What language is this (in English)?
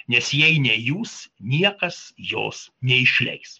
Lithuanian